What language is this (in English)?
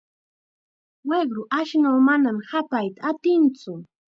Chiquián Ancash Quechua